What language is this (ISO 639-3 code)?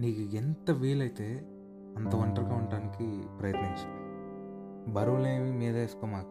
tel